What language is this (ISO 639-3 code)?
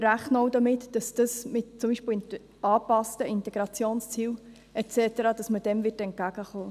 gsw